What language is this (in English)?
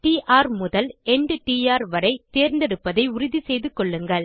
Tamil